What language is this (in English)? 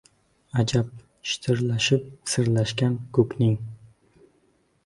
Uzbek